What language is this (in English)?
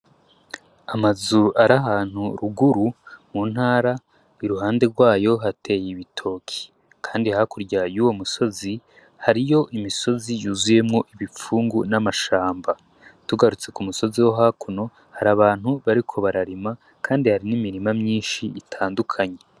Rundi